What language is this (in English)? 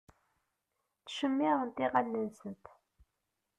Kabyle